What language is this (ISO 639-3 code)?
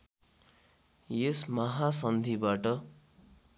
nep